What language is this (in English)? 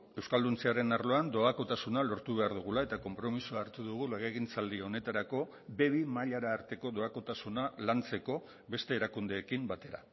Basque